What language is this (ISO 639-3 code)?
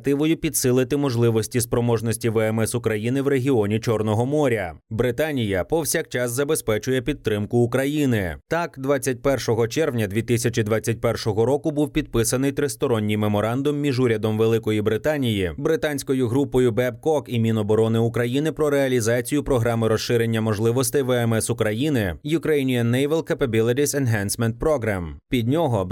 ukr